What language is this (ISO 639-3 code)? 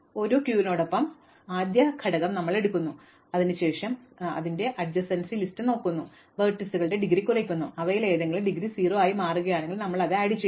mal